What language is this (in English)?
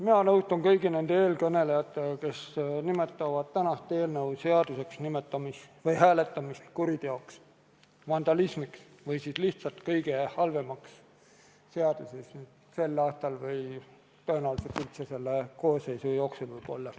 Estonian